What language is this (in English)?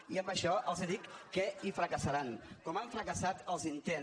Catalan